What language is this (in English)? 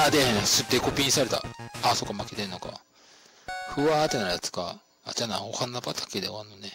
Japanese